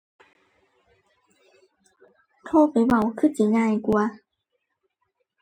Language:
Thai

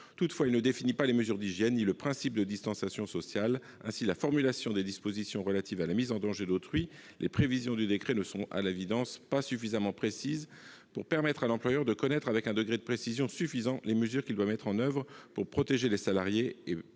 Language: French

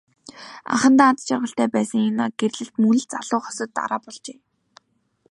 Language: Mongolian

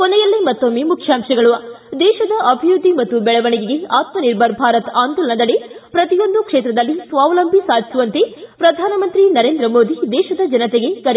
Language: Kannada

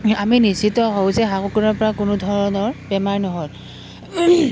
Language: Assamese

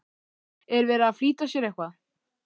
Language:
Icelandic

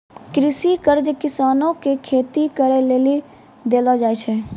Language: Maithili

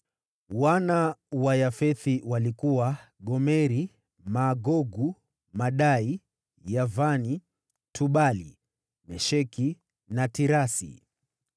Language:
Swahili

